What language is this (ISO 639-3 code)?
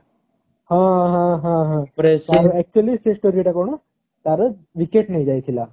ori